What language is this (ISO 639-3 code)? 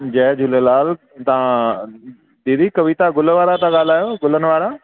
snd